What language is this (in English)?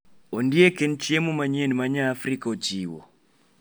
Luo (Kenya and Tanzania)